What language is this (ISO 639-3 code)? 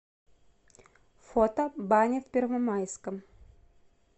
rus